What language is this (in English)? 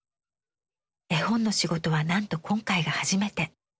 Japanese